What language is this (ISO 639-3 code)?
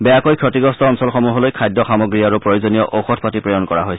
asm